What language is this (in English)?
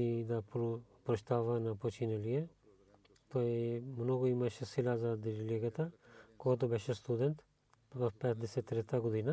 Bulgarian